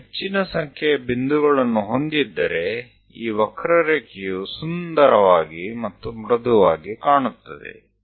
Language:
Kannada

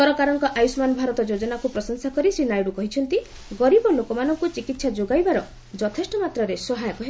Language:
Odia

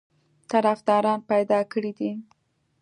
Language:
Pashto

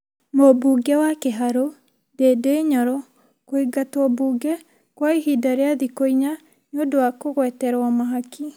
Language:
Kikuyu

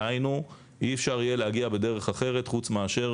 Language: Hebrew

